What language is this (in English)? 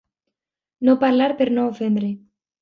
Catalan